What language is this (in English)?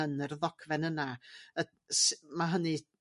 Welsh